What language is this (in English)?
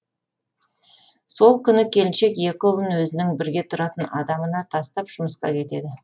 Kazakh